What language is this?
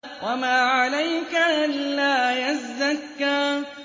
Arabic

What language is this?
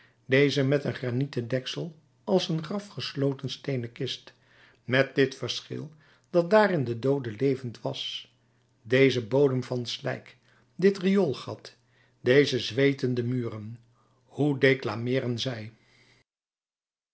Dutch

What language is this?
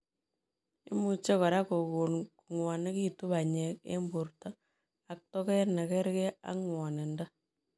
Kalenjin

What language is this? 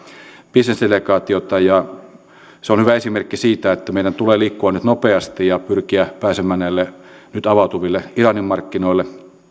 Finnish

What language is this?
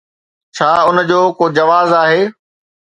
Sindhi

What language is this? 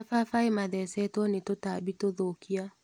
Kikuyu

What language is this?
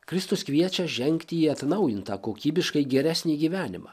Lithuanian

